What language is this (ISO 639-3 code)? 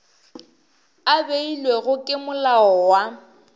nso